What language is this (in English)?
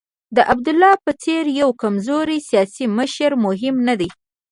Pashto